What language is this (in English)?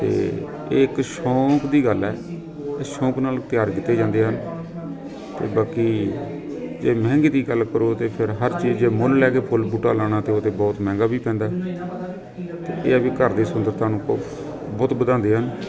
Punjabi